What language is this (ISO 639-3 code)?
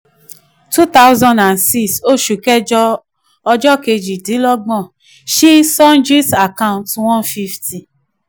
yor